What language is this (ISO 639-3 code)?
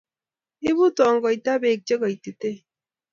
kln